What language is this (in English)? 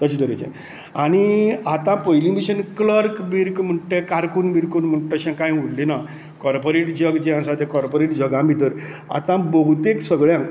Konkani